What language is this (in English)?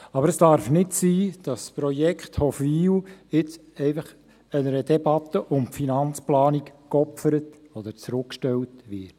Swiss German